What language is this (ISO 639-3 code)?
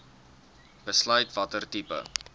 afr